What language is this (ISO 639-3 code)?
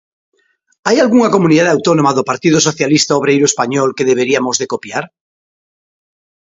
glg